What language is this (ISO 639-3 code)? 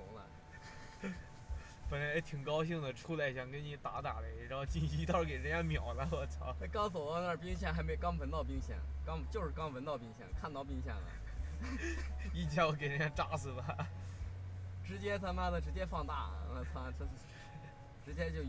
zho